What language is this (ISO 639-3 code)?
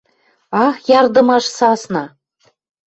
mrj